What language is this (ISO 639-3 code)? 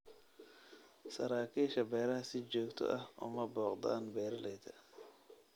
som